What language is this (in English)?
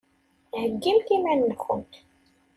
Kabyle